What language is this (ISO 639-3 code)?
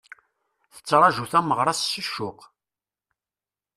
kab